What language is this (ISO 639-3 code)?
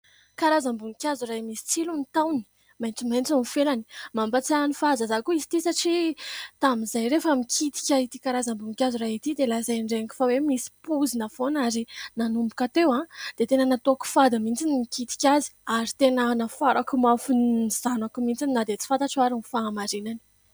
mlg